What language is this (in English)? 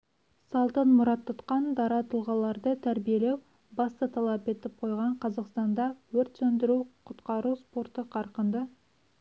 Kazakh